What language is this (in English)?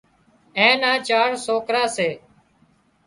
Wadiyara Koli